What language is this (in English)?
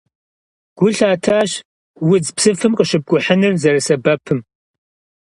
Kabardian